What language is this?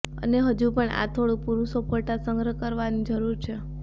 Gujarati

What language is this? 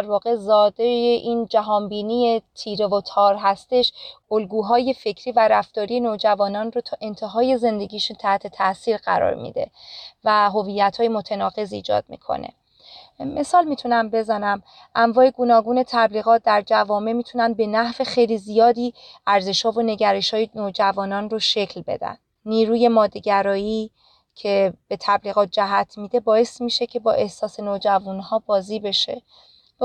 Persian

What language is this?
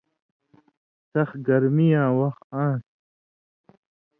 Indus Kohistani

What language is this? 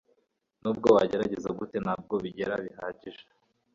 Kinyarwanda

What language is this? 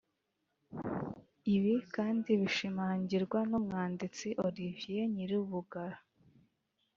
Kinyarwanda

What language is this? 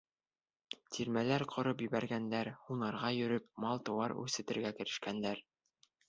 Bashkir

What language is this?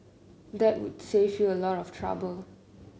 English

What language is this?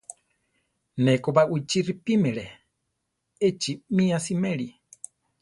Central Tarahumara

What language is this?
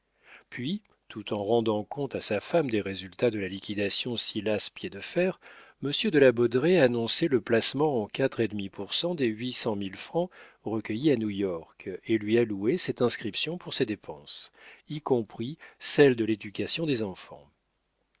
French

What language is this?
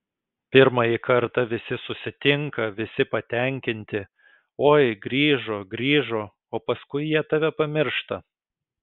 Lithuanian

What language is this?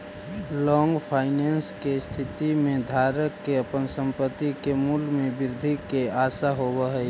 Magahi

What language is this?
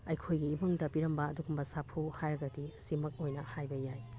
Manipuri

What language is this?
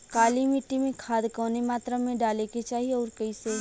Bhojpuri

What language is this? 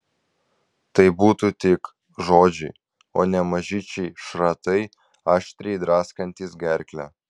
Lithuanian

